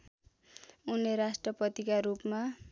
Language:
Nepali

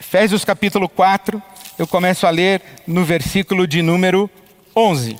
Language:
Portuguese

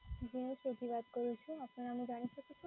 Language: Gujarati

